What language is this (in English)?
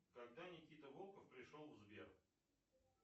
Russian